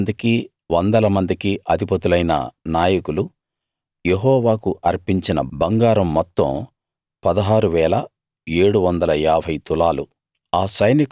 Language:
Telugu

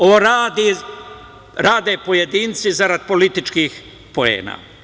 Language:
Serbian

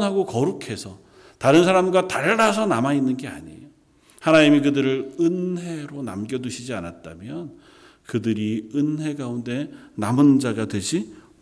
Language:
Korean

